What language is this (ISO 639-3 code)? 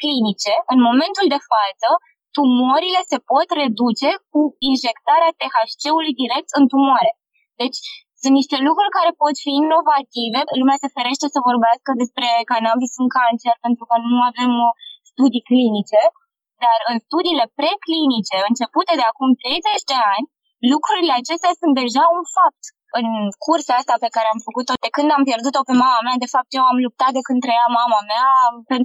ron